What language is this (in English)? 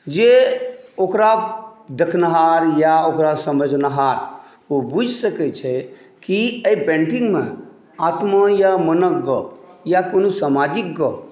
Maithili